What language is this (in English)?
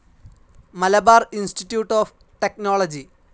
Malayalam